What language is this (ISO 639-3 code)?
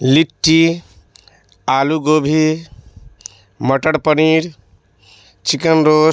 urd